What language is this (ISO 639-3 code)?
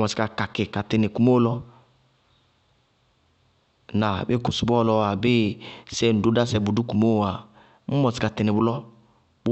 bqg